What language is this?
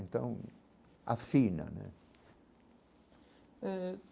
Portuguese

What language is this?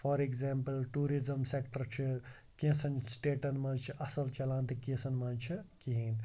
Kashmiri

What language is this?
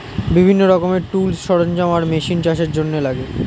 Bangla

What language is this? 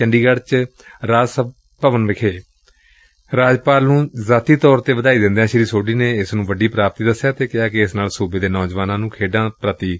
Punjabi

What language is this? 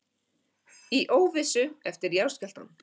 Icelandic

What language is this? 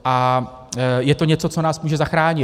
Czech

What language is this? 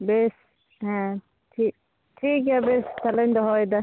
Santali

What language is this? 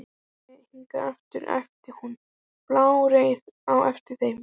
Icelandic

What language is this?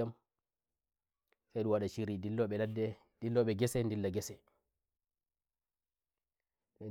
Nigerian Fulfulde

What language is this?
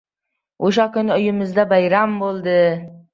Uzbek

